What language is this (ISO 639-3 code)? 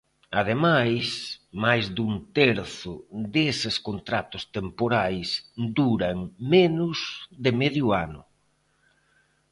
glg